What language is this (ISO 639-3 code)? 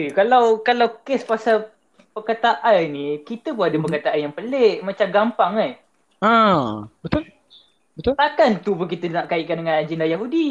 msa